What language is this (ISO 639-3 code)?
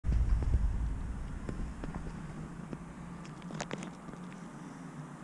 rus